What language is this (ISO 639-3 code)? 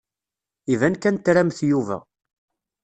kab